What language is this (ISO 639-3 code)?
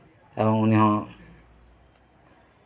sat